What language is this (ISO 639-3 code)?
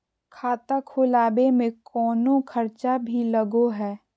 mag